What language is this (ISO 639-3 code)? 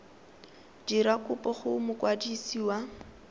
tsn